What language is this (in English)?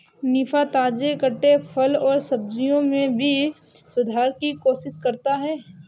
Hindi